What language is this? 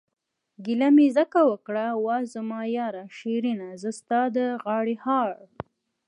Pashto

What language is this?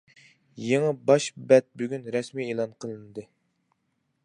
Uyghur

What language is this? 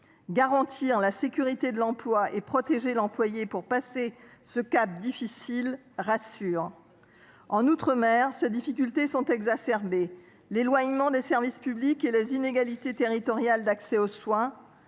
French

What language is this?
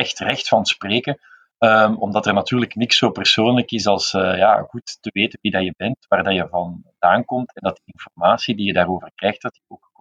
Dutch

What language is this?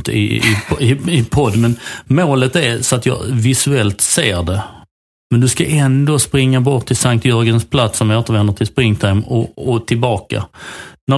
Swedish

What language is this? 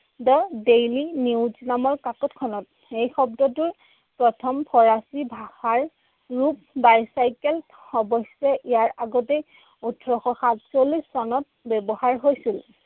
Assamese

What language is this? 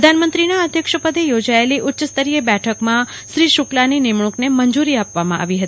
Gujarati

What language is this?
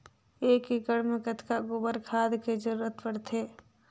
Chhattisgarhi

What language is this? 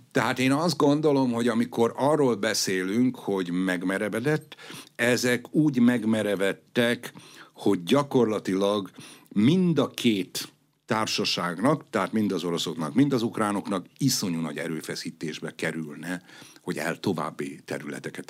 Hungarian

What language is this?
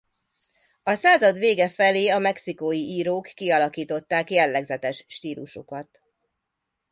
Hungarian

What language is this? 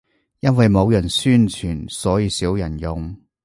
Cantonese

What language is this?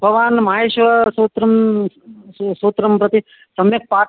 Sanskrit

